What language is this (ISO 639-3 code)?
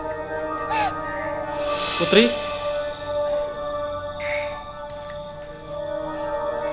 ind